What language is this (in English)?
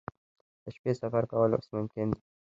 Pashto